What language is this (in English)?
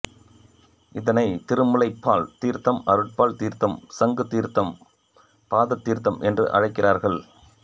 Tamil